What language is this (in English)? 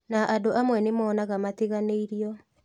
Kikuyu